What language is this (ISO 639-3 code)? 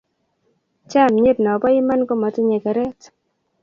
kln